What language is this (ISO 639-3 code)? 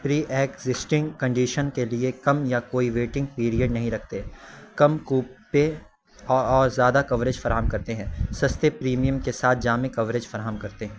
urd